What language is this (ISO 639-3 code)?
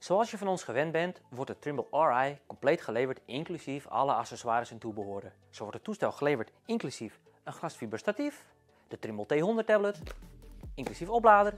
nld